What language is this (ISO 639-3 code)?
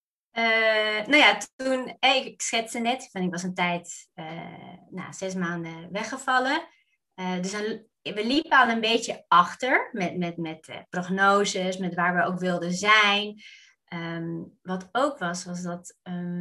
nld